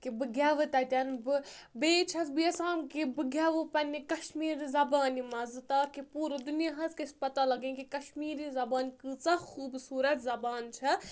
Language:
Kashmiri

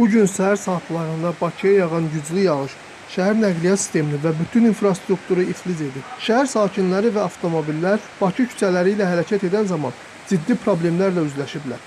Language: Azerbaijani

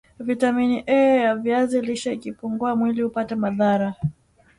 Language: Swahili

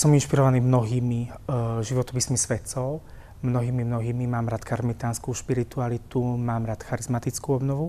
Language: Slovak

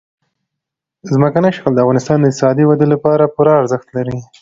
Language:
Pashto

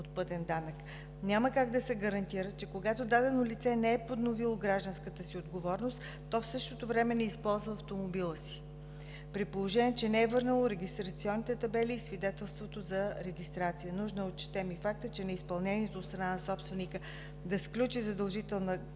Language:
Bulgarian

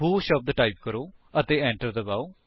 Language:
Punjabi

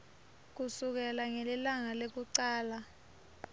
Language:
Swati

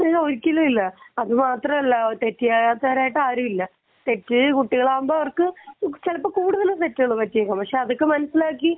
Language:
Malayalam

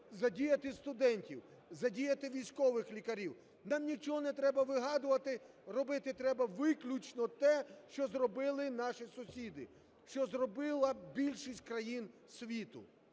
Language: Ukrainian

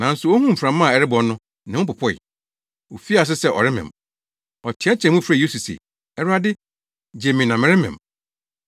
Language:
Akan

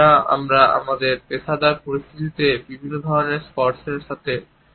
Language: Bangla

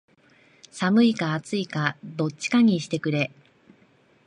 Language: Japanese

